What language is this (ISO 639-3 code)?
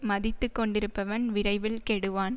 tam